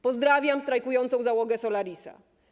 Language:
Polish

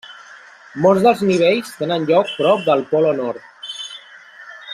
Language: Catalan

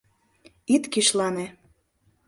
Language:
Mari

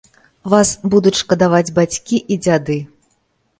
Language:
Belarusian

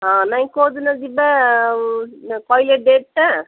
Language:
Odia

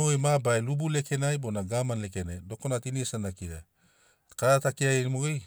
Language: Sinaugoro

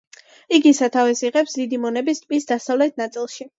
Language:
Georgian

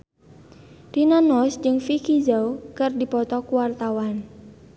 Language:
Sundanese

